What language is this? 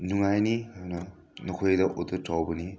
Manipuri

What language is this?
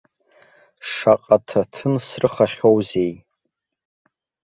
Abkhazian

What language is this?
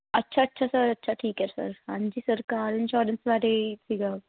Punjabi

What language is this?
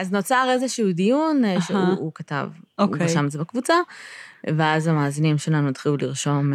Hebrew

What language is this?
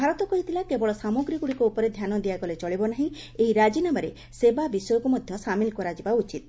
Odia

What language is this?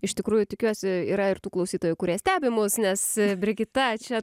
Lithuanian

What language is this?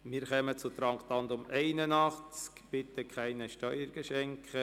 Swiss German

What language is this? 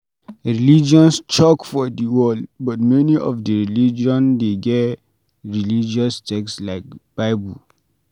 Nigerian Pidgin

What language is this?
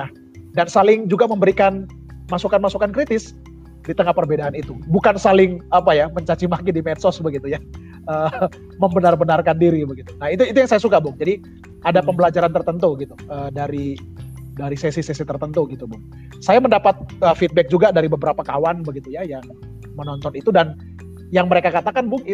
Indonesian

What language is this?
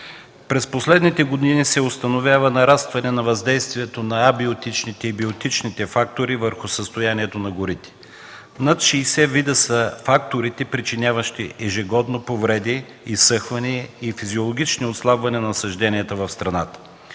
Bulgarian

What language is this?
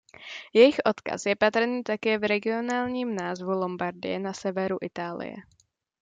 Czech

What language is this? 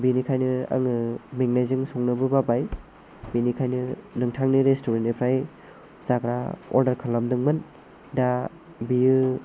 Bodo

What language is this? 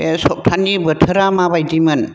Bodo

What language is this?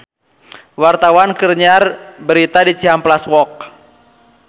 Sundanese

